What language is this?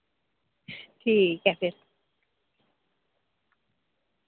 Dogri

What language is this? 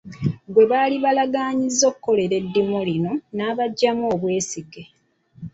Ganda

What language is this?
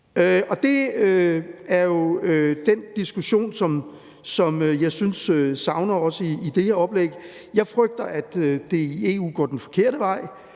Danish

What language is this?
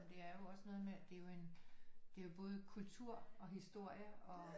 Danish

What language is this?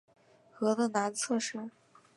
Chinese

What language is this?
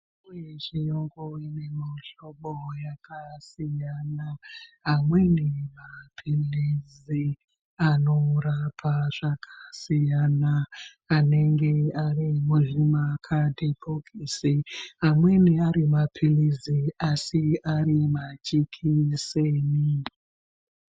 Ndau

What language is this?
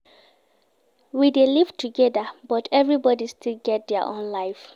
Nigerian Pidgin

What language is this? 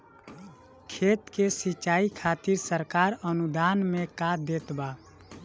Bhojpuri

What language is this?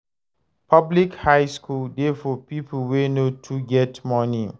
Nigerian Pidgin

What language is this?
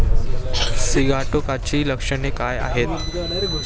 Marathi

